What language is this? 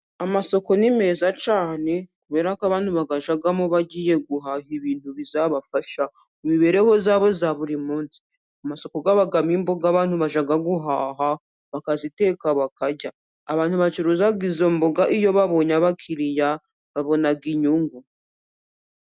Kinyarwanda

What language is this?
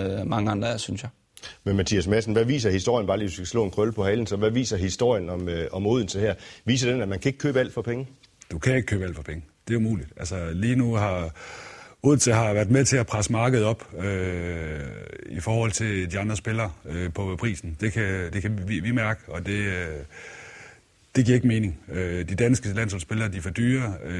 Danish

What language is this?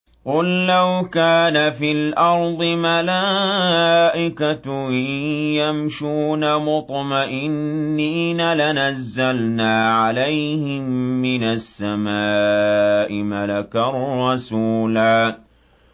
Arabic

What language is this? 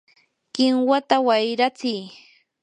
Yanahuanca Pasco Quechua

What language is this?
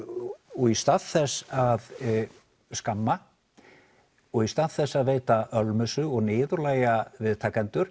Icelandic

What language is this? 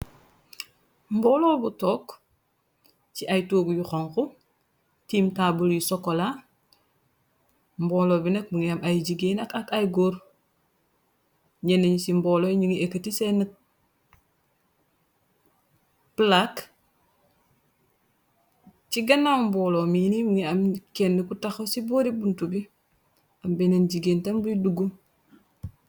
Wolof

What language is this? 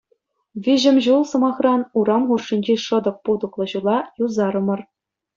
Chuvash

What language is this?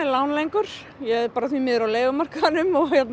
Icelandic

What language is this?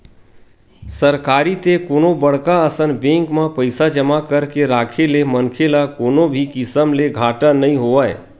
Chhattisgarhi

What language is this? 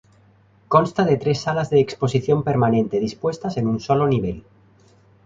Spanish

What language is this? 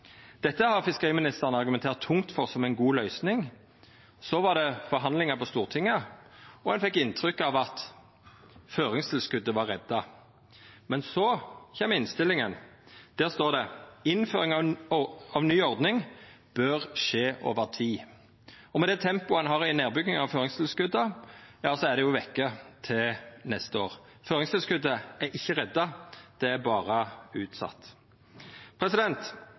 Norwegian Nynorsk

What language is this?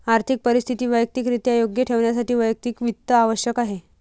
Marathi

